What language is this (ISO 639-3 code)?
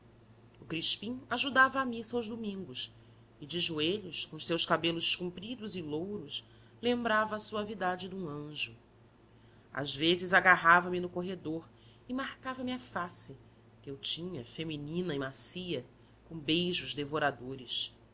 por